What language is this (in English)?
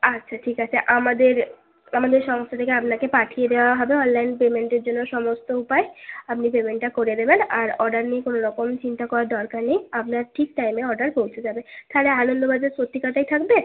Bangla